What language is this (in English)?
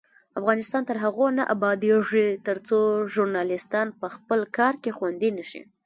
Pashto